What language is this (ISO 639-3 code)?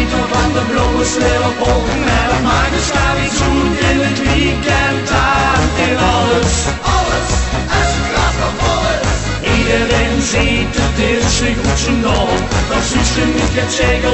nld